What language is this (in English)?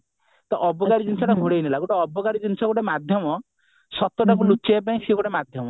Odia